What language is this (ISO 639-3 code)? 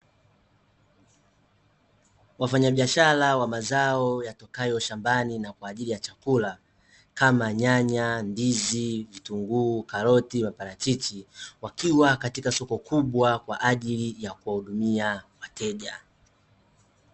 swa